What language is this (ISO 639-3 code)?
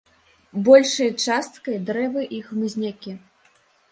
bel